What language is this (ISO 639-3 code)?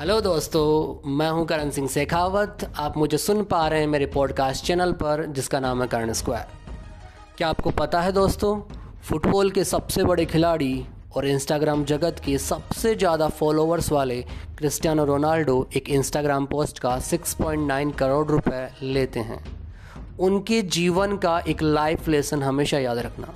hin